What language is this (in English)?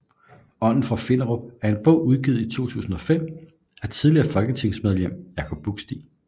Danish